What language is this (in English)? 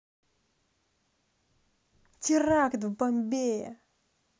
Russian